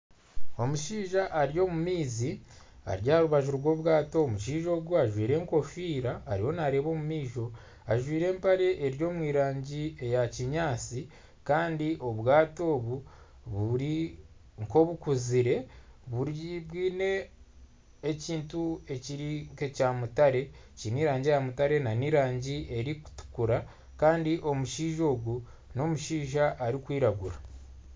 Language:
Nyankole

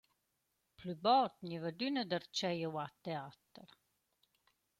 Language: Romansh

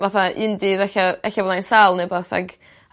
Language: Welsh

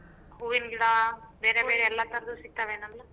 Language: Kannada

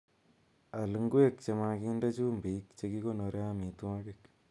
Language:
Kalenjin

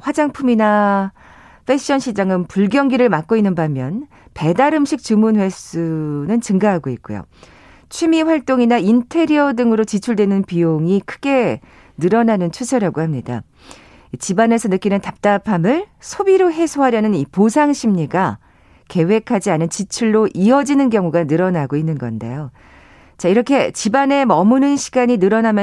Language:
Korean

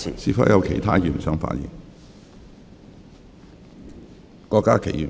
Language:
Cantonese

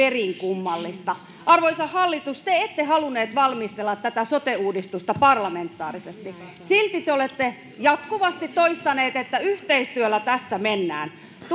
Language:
Finnish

